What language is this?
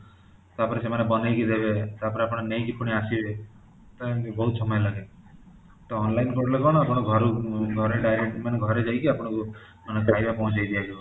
Odia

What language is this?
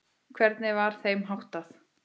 Icelandic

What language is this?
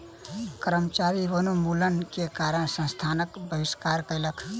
Maithili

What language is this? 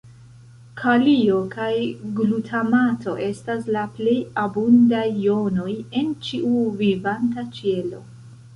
Esperanto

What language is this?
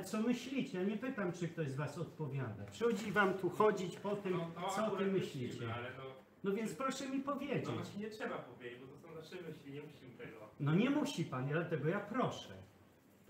Polish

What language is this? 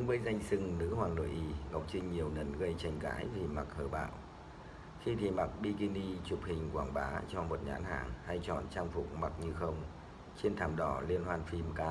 Vietnamese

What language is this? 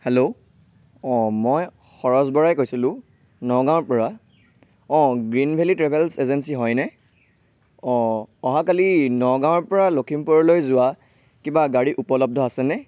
Assamese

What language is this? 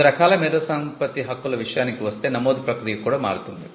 Telugu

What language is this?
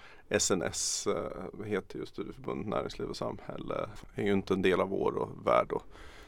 Swedish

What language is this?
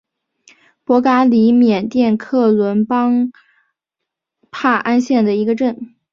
Chinese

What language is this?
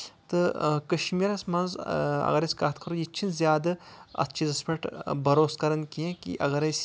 Kashmiri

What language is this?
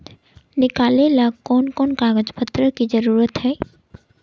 Magahi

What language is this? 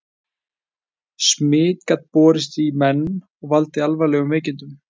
Icelandic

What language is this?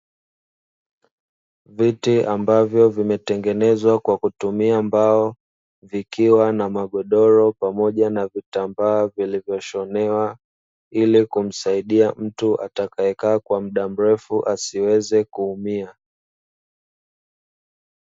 Swahili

